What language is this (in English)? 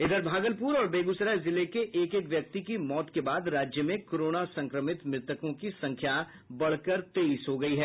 Hindi